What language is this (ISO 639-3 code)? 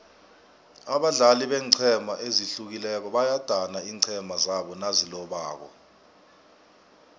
nbl